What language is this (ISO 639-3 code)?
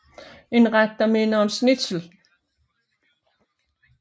dan